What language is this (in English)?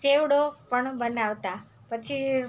Gujarati